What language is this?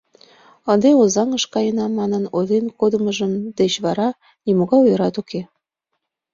Mari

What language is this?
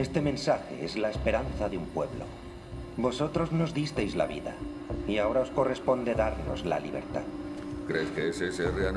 Spanish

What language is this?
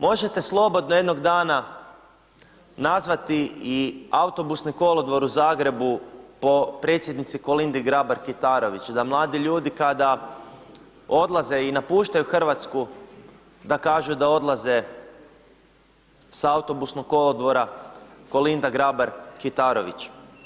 Croatian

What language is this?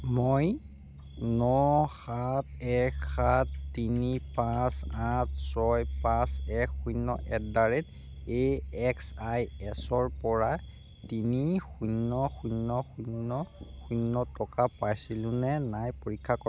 Assamese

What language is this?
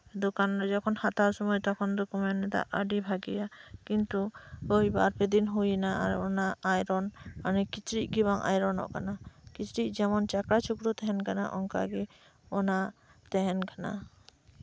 Santali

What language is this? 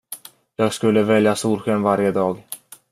Swedish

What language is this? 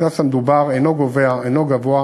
Hebrew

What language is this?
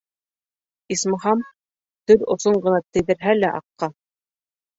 Bashkir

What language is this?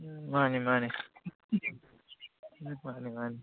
Manipuri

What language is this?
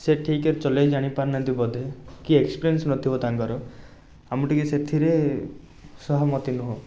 Odia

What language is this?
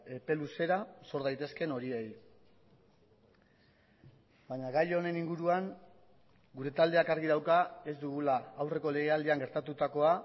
Basque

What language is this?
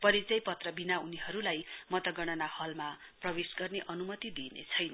Nepali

